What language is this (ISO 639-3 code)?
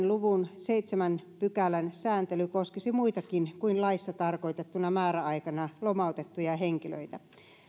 fin